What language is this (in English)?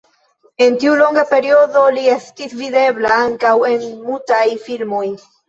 Esperanto